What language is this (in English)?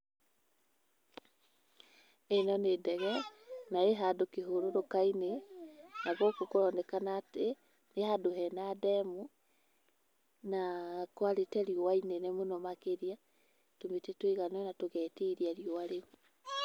Kikuyu